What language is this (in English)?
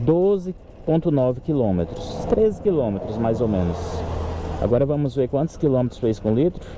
Portuguese